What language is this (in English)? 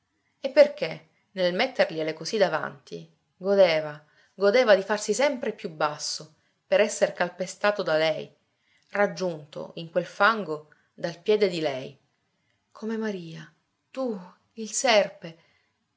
Italian